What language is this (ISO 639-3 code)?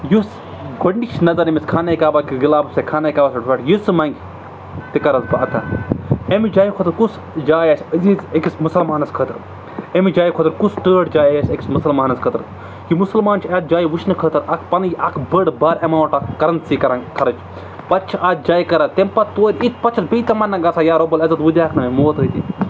kas